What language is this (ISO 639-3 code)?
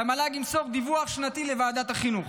heb